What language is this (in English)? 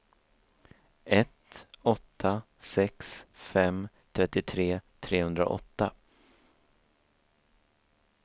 Swedish